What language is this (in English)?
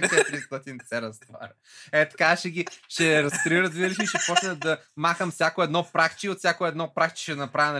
Bulgarian